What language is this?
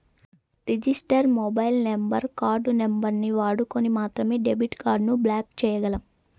Telugu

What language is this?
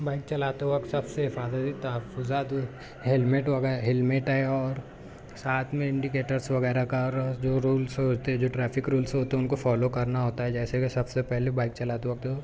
Urdu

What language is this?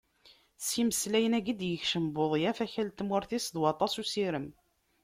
Kabyle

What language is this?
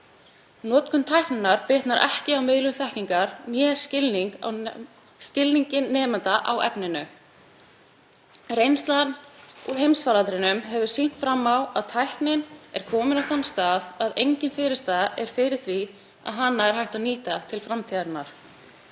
Icelandic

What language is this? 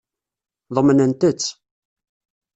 Kabyle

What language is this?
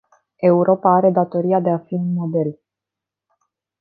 Romanian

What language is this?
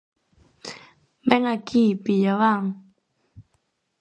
Galician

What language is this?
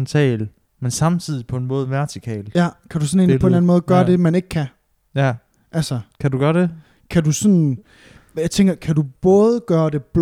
Danish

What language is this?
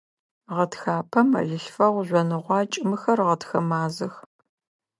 Adyghe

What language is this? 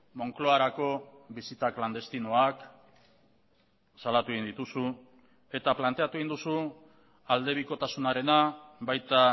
Basque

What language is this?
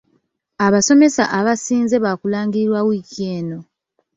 Ganda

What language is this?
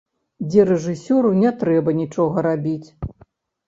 Belarusian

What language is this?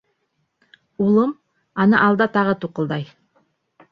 Bashkir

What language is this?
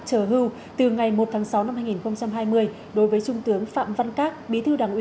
Vietnamese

